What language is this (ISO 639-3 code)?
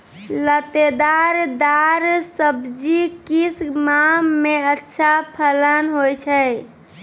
mai